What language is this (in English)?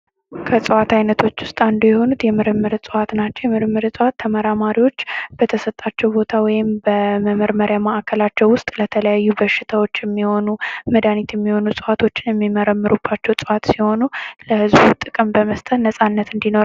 Amharic